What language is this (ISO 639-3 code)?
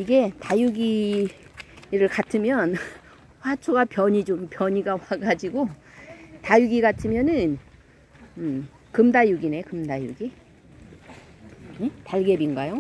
kor